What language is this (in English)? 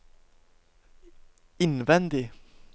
Norwegian